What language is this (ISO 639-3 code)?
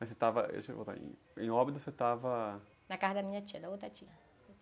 por